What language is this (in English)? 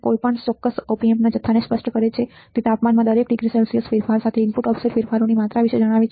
Gujarati